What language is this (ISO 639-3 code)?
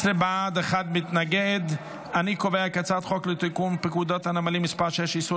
heb